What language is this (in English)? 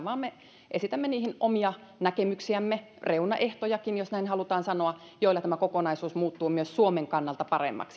Finnish